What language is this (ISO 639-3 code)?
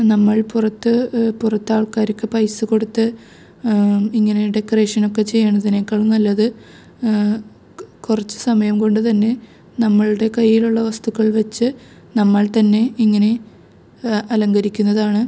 mal